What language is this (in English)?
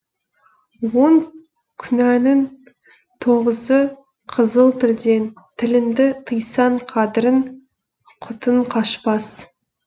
Kazakh